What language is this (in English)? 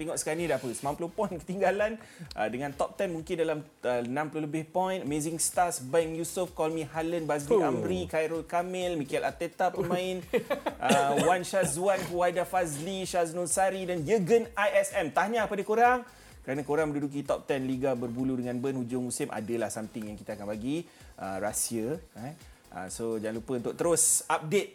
Malay